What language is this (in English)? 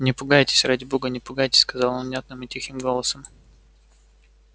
Russian